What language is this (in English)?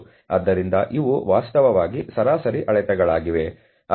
Kannada